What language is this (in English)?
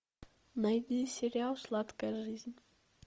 Russian